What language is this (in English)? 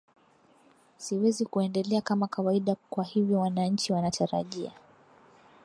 Swahili